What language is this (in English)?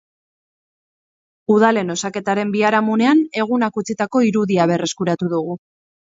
Basque